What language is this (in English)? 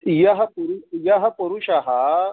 Sanskrit